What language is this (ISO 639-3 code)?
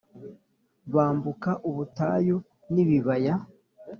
kin